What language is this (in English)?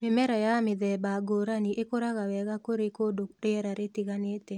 Kikuyu